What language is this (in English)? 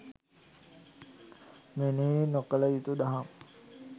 Sinhala